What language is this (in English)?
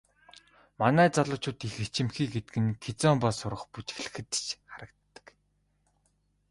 Mongolian